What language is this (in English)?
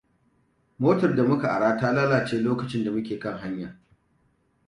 Hausa